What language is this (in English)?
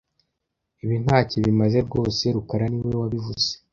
Kinyarwanda